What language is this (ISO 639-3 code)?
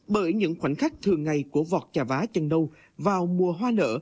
vie